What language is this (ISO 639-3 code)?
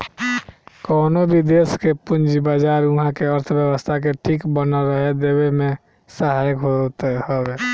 bho